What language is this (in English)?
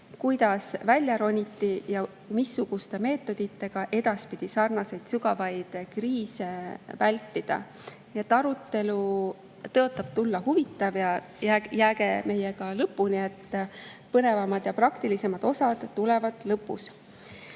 Estonian